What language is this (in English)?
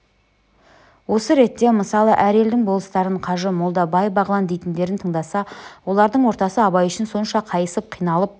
Kazakh